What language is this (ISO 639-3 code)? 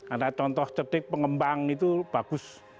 ind